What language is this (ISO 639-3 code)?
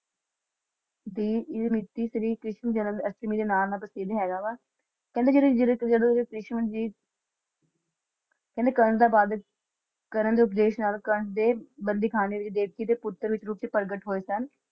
pan